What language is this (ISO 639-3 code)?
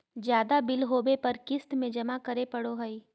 mag